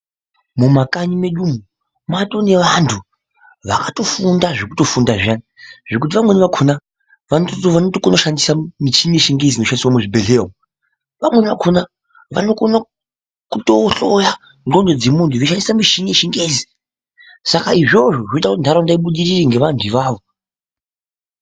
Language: Ndau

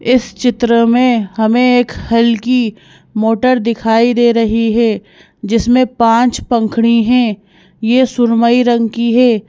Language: Hindi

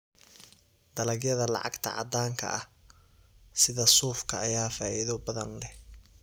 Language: Somali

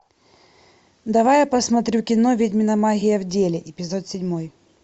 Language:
Russian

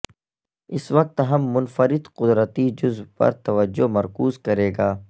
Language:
Urdu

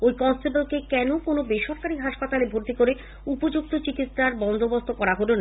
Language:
Bangla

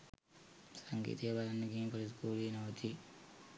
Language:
Sinhala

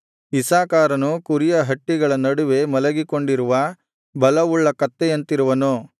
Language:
Kannada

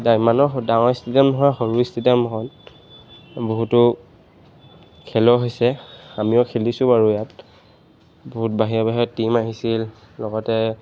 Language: Assamese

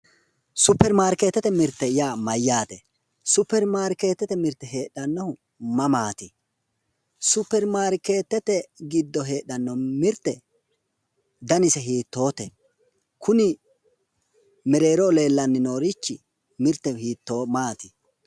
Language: Sidamo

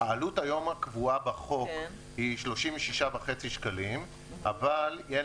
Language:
Hebrew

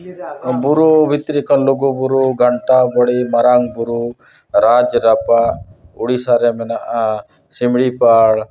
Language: Santali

